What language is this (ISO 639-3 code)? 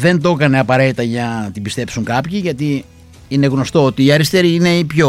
ell